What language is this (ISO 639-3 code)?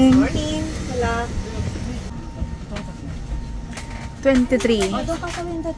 fil